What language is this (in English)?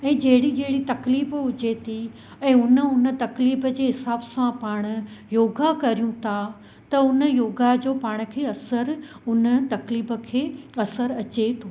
Sindhi